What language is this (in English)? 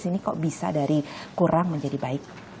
Indonesian